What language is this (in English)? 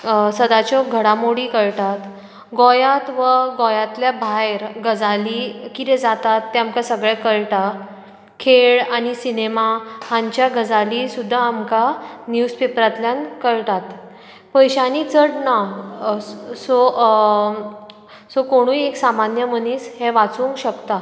Konkani